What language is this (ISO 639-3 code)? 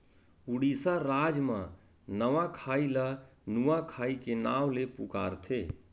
hne